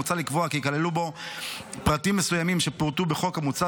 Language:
Hebrew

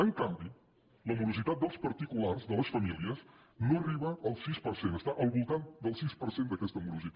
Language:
Catalan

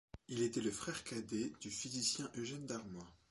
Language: French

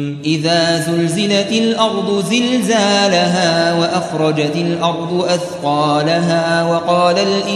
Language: Arabic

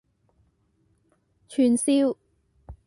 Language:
Cantonese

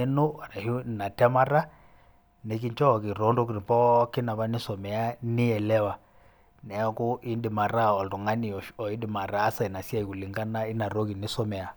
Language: Masai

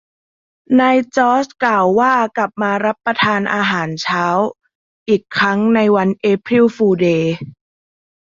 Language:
Thai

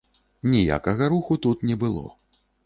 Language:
Belarusian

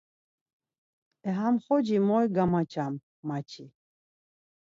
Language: Laz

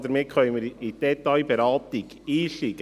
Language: Swiss German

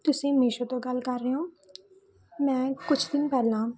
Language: Punjabi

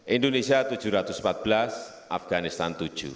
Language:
Indonesian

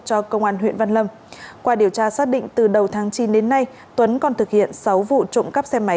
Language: Vietnamese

